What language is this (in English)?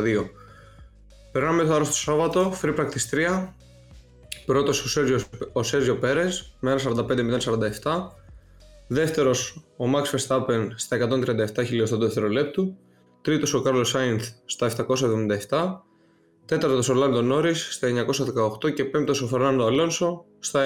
Greek